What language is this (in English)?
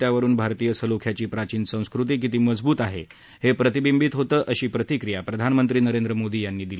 Marathi